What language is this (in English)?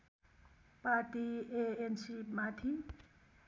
Nepali